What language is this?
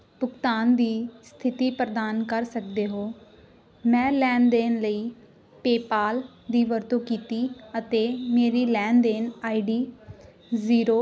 Punjabi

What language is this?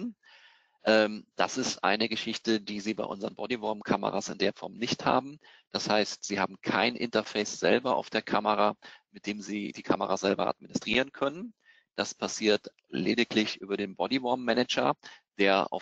German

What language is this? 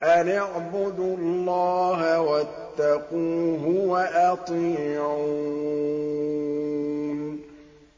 Arabic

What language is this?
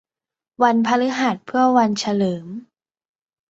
Thai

